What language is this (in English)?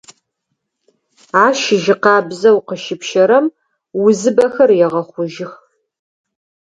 Adyghe